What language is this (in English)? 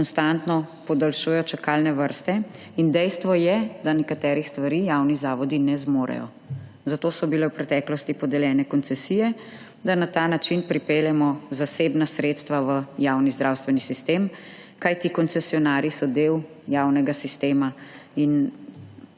Slovenian